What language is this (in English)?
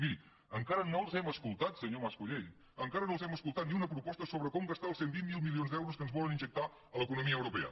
Catalan